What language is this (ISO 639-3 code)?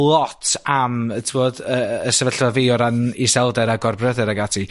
cym